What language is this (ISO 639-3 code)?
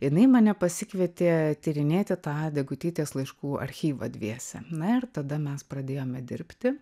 lit